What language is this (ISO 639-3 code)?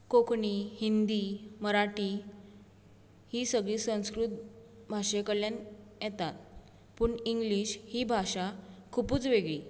kok